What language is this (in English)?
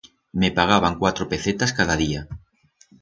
Aragonese